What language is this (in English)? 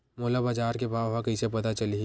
Chhattisgarhi